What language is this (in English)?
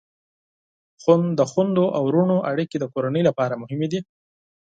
Pashto